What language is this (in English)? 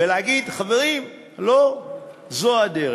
Hebrew